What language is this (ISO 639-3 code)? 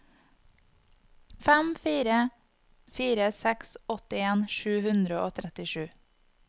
nor